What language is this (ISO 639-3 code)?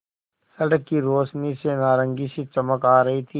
hin